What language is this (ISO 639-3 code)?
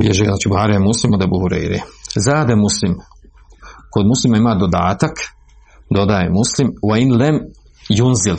hrv